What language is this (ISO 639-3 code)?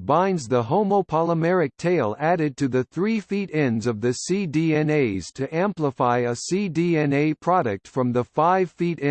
eng